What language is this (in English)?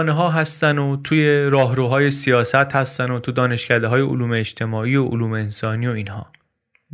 Persian